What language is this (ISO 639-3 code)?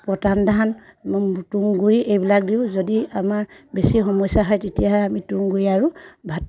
asm